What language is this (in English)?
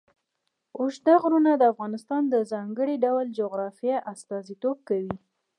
Pashto